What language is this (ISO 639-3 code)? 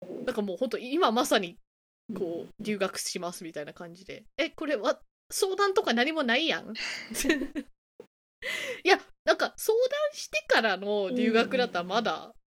jpn